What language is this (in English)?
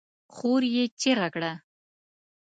Pashto